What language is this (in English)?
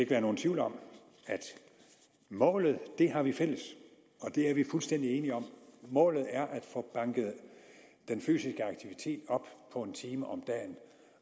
Danish